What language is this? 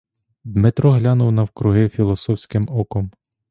Ukrainian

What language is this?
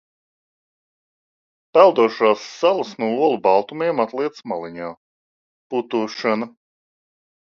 Latvian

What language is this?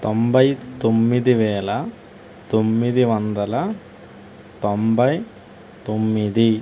Telugu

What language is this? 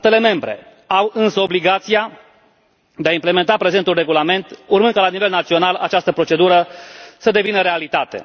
Romanian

